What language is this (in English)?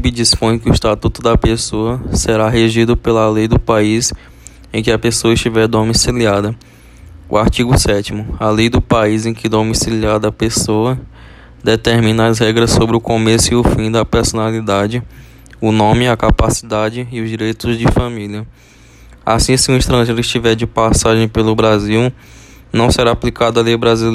Portuguese